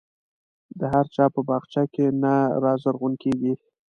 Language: Pashto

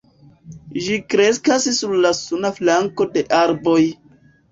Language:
Esperanto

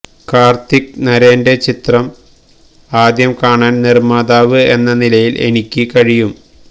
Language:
Malayalam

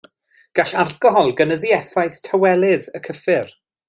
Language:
Welsh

